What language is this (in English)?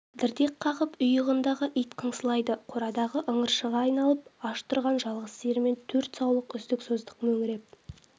Kazakh